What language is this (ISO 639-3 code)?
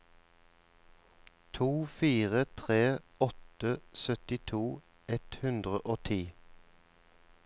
nor